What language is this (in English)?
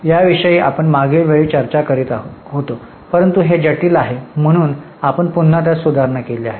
Marathi